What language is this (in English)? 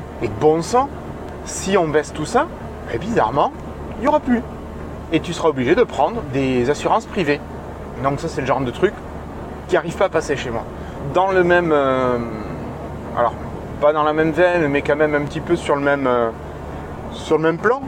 French